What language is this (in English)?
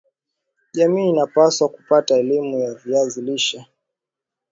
Swahili